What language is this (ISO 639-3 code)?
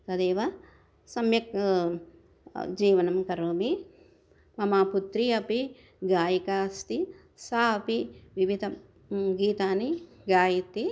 san